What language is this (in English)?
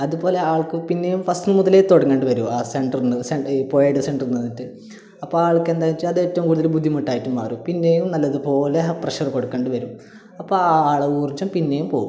Malayalam